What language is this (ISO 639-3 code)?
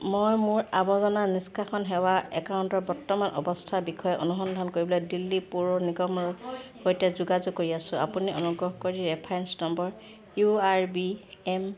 asm